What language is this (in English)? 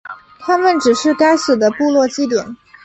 Chinese